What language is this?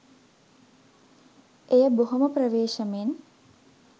Sinhala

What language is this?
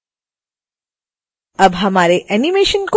Hindi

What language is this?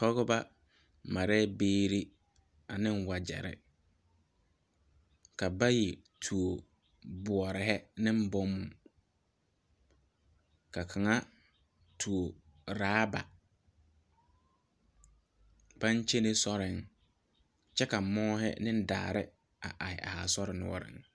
Southern Dagaare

